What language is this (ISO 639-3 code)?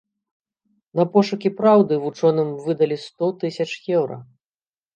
bel